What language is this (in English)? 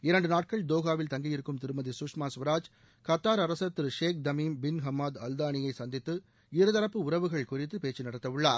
Tamil